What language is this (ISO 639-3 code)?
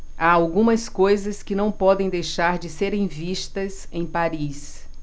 por